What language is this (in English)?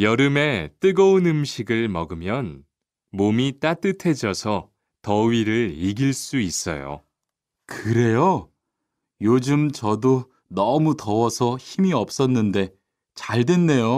Korean